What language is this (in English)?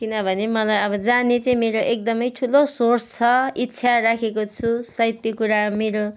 Nepali